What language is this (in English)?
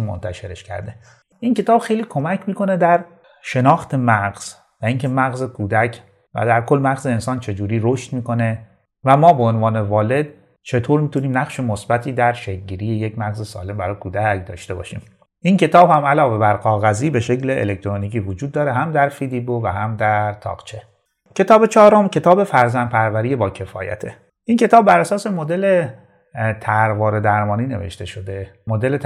Persian